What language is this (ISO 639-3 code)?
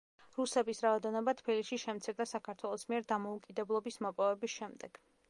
kat